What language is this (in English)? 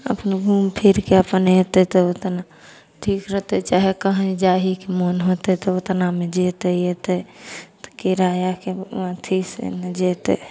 Maithili